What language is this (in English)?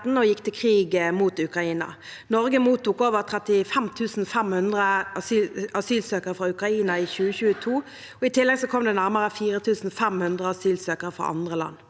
Norwegian